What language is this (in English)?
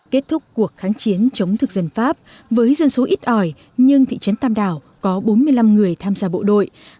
Vietnamese